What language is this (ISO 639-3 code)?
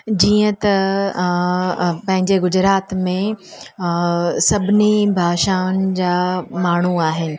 snd